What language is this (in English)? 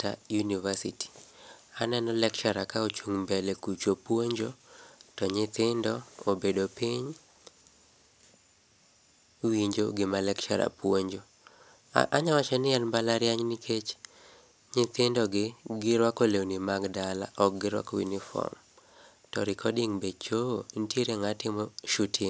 Luo (Kenya and Tanzania)